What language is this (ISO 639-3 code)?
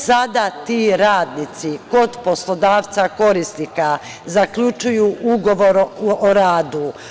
srp